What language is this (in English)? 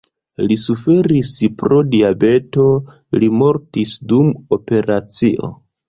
Esperanto